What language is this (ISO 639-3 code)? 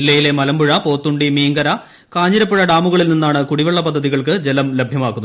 mal